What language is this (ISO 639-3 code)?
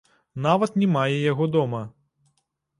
bel